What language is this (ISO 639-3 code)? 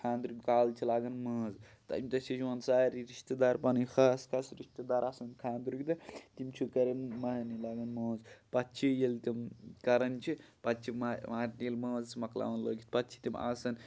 kas